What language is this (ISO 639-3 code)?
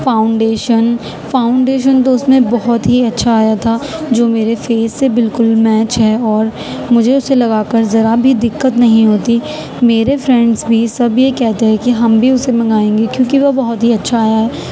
urd